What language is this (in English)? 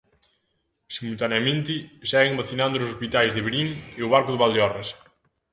Galician